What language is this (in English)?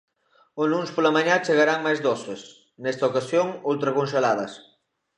Galician